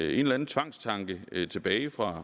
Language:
Danish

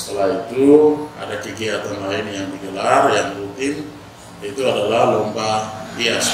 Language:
Indonesian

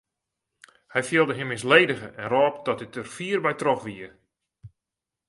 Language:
Western Frisian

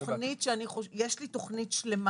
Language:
Hebrew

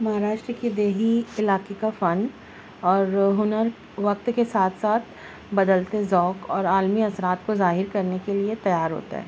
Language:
Urdu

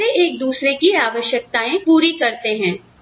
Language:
Hindi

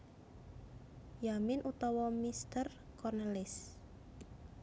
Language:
Javanese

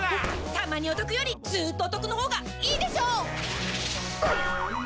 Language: Japanese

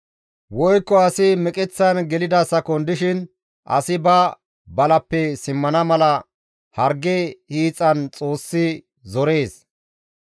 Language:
Gamo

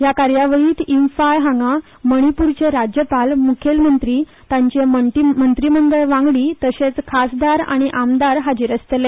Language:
Konkani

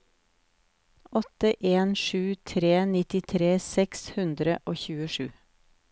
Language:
Norwegian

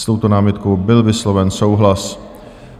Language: Czech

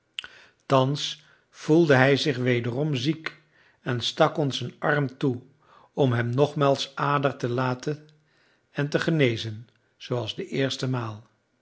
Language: Dutch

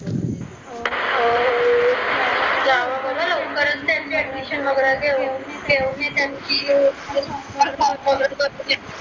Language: Marathi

